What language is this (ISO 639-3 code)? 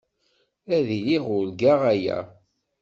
kab